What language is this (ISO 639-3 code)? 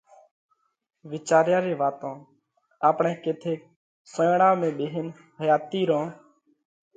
kvx